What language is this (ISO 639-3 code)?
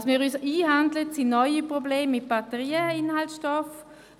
gsw